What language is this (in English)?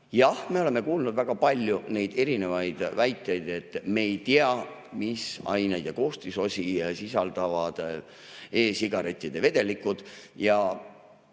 Estonian